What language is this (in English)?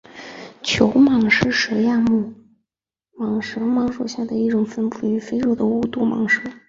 Chinese